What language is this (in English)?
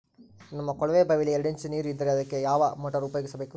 Kannada